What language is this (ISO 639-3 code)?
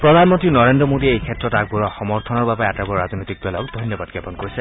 asm